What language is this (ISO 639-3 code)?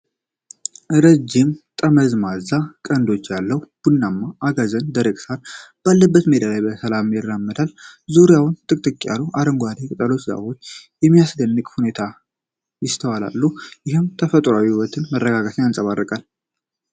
amh